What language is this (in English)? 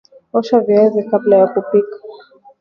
Swahili